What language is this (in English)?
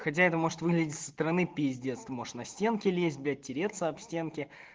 Russian